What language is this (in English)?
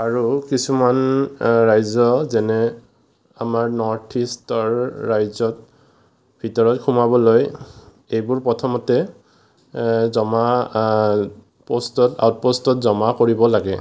Assamese